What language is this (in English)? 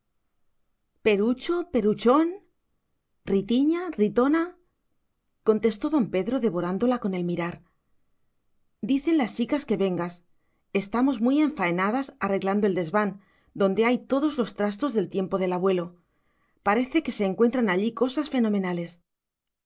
Spanish